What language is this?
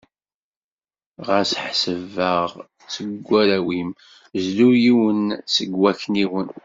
Kabyle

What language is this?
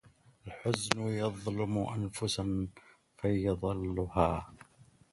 Arabic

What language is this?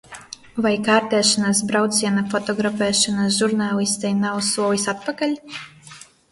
Latvian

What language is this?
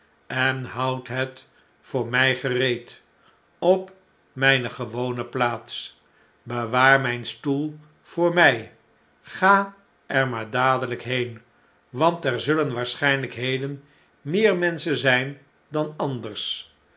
Dutch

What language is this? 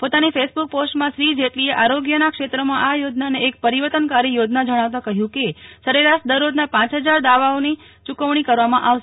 Gujarati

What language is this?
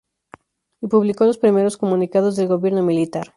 Spanish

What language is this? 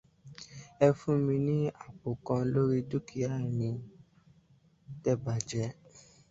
Yoruba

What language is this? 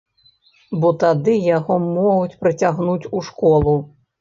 Belarusian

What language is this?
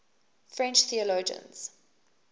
English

